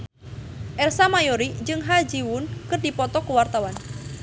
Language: Sundanese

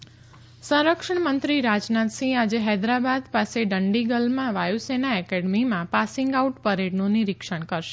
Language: Gujarati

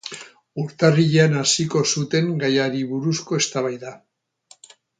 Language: Basque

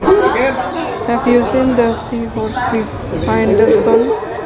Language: Javanese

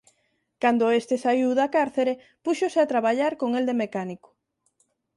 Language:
Galician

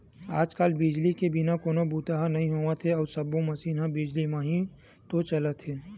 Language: Chhattisgarhi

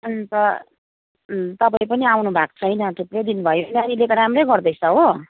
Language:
Nepali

